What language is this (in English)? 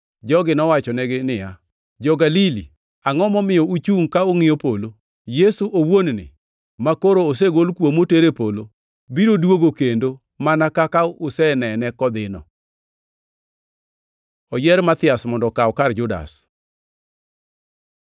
Luo (Kenya and Tanzania)